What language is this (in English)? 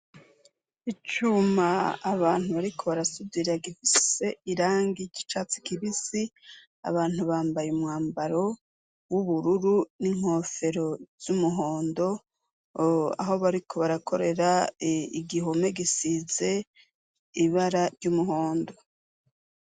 Rundi